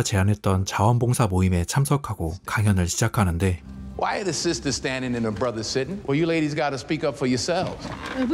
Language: Korean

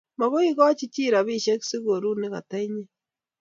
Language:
Kalenjin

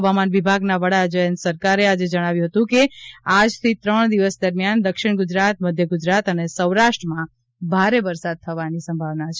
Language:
Gujarati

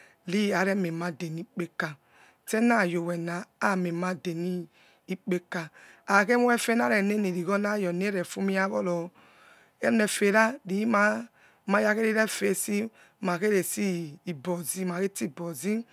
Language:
Yekhee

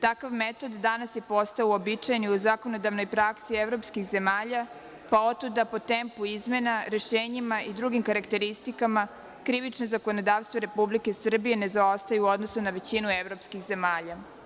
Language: Serbian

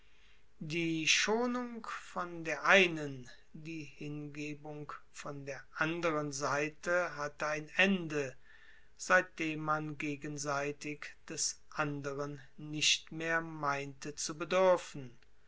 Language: German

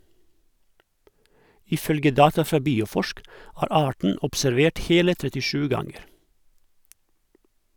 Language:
Norwegian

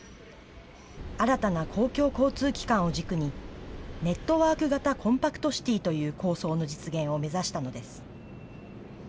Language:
Japanese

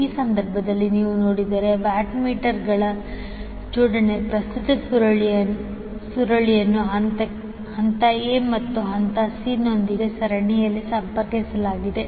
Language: Kannada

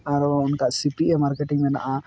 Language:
Santali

